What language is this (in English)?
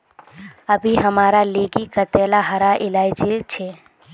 Magahi